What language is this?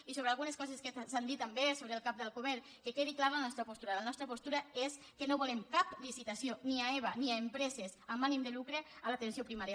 Catalan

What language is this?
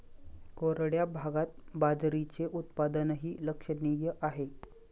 Marathi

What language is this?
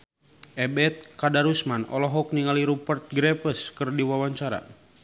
Sundanese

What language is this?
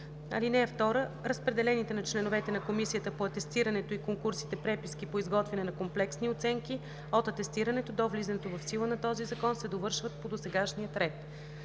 Bulgarian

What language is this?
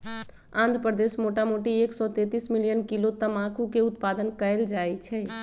Magahi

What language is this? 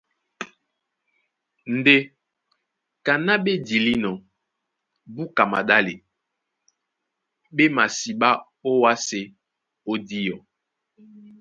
Duala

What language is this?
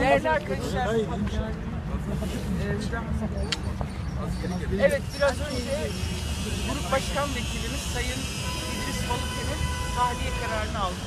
Turkish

